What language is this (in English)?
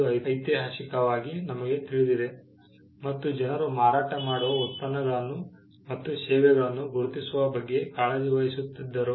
Kannada